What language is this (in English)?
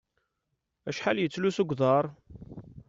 Kabyle